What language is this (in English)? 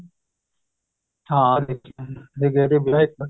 Punjabi